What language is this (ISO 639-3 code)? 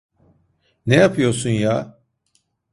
tur